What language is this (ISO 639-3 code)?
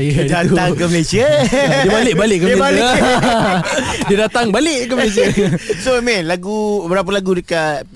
msa